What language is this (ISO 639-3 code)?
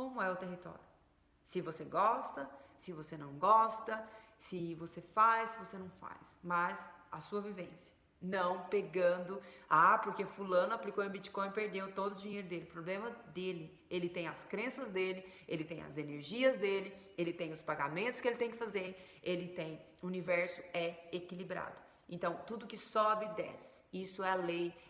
por